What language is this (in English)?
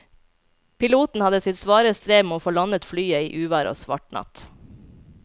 Norwegian